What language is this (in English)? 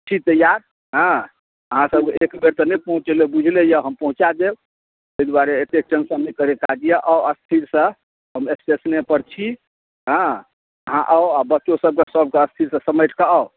Maithili